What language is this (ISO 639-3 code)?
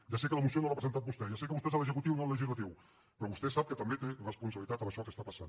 cat